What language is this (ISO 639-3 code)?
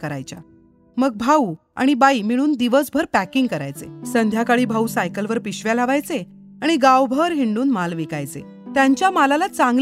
mar